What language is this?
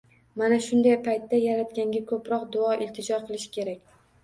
Uzbek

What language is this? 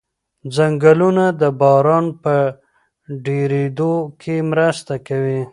Pashto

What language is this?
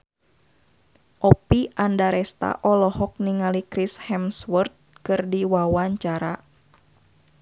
Sundanese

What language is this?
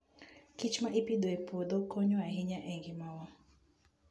Luo (Kenya and Tanzania)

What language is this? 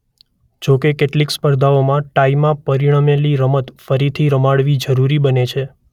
Gujarati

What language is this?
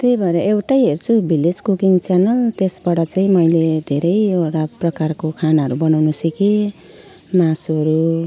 Nepali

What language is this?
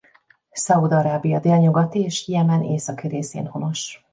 Hungarian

